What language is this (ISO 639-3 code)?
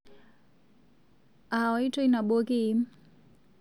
mas